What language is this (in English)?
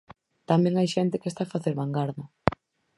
Galician